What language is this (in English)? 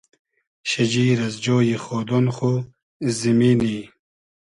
Hazaragi